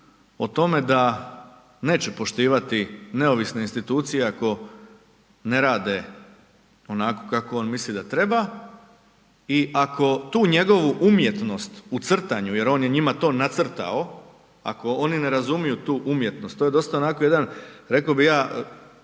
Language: Croatian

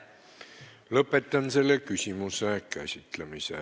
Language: Estonian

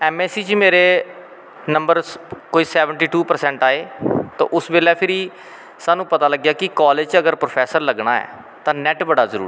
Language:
Dogri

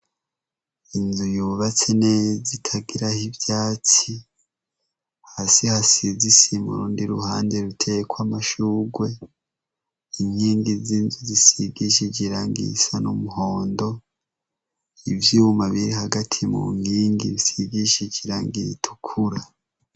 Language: Rundi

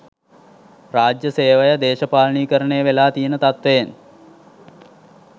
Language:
Sinhala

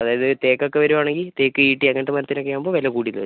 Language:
Malayalam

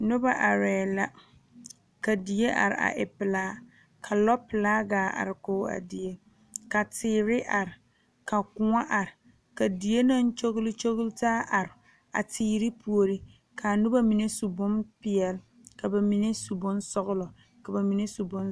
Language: Southern Dagaare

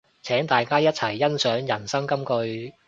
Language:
Cantonese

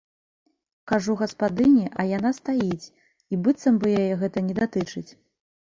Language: Belarusian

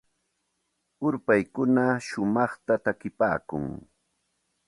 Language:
Santa Ana de Tusi Pasco Quechua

